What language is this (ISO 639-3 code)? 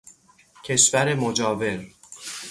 fas